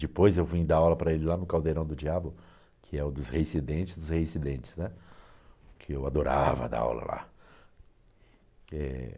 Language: Portuguese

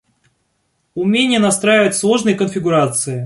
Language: Russian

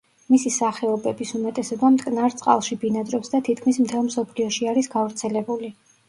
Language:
Georgian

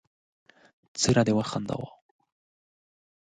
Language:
Pashto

